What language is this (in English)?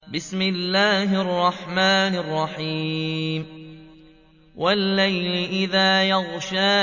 Arabic